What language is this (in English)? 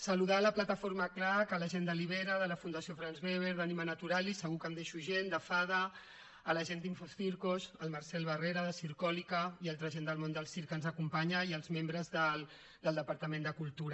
Catalan